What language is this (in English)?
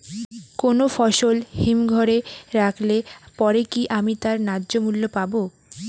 Bangla